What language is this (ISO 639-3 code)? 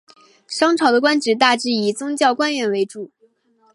zho